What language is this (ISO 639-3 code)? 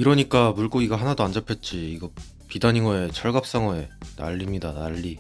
kor